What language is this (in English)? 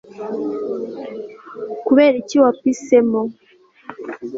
Kinyarwanda